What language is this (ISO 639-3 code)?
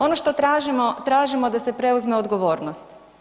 hrv